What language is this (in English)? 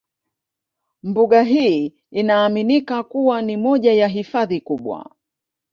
Swahili